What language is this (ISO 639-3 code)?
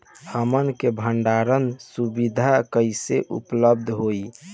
bho